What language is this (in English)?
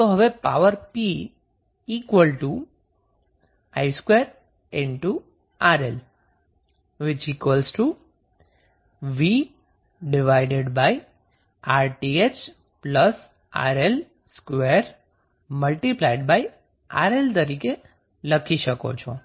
Gujarati